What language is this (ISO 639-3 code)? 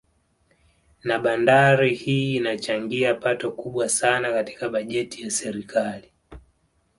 swa